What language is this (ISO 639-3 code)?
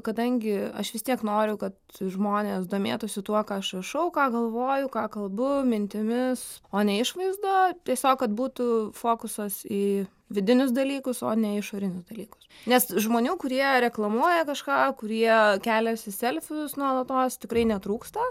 lit